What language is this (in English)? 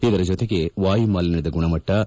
Kannada